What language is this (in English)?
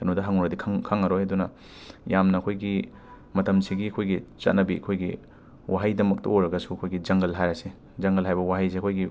Manipuri